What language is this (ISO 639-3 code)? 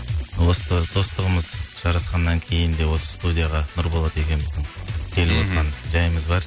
kaz